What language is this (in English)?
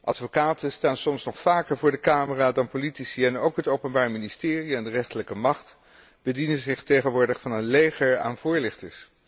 Dutch